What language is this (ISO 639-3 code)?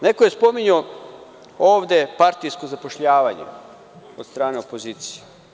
srp